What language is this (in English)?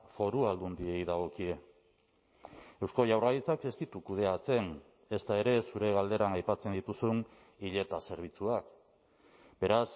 Basque